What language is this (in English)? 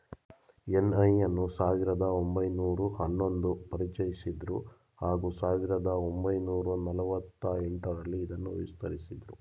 Kannada